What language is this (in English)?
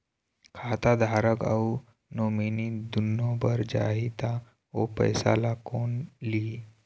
Chhattisgarhi